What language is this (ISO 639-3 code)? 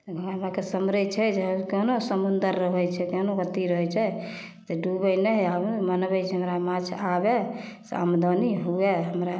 mai